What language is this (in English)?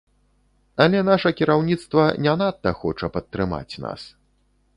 Belarusian